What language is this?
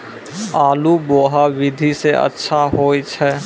Maithili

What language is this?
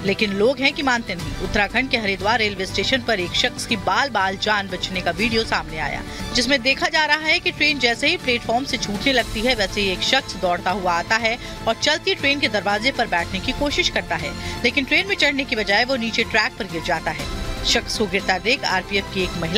Hindi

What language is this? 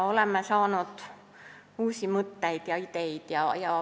Estonian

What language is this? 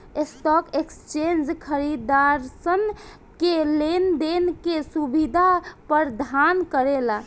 Bhojpuri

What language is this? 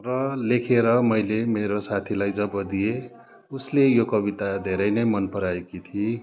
Nepali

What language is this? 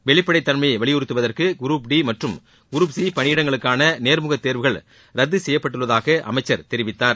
Tamil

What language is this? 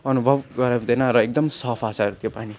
Nepali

